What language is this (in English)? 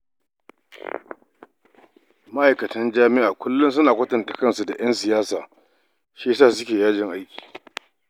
Hausa